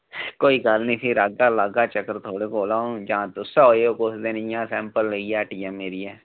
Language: Dogri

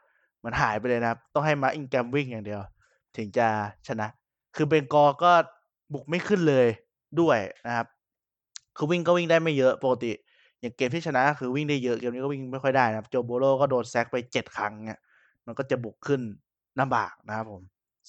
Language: Thai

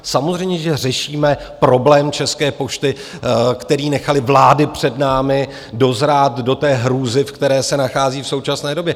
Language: Czech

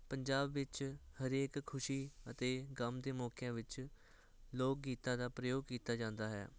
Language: Punjabi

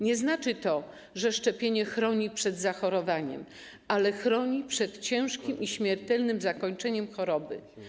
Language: Polish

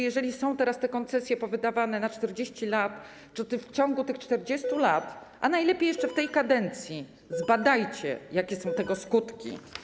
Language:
Polish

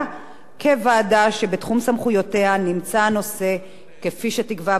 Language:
Hebrew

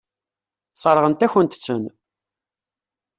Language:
Kabyle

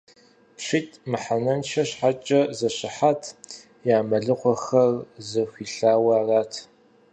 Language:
Kabardian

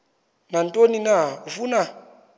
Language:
Xhosa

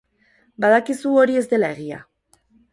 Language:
Basque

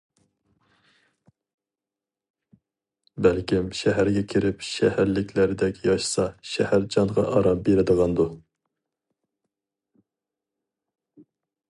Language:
Uyghur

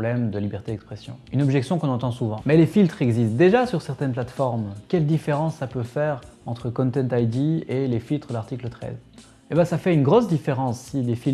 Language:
French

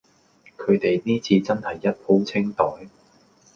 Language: Cantonese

